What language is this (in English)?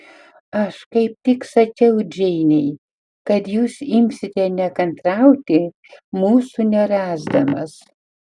Lithuanian